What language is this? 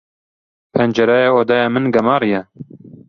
Kurdish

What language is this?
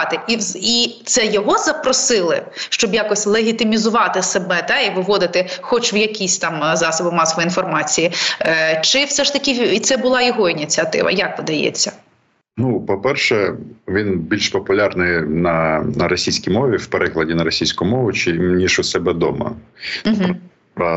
Ukrainian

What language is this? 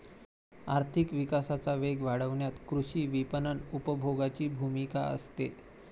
Marathi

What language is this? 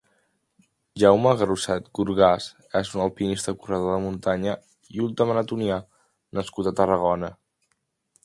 Catalan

